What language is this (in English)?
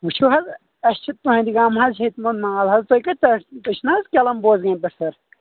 Kashmiri